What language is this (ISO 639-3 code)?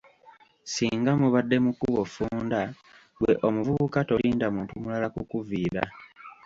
lug